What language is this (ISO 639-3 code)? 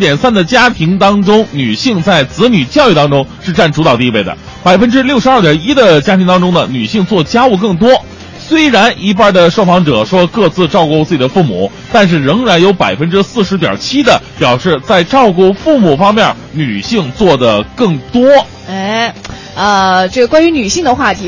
zho